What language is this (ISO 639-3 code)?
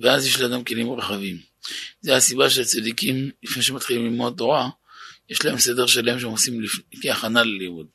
heb